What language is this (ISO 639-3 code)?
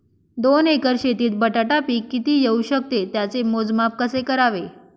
mar